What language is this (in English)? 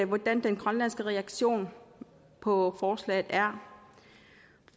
Danish